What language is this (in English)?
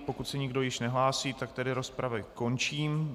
Czech